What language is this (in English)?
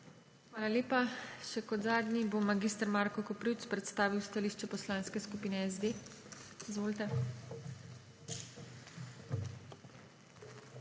Slovenian